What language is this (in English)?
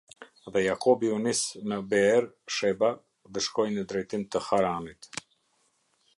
Albanian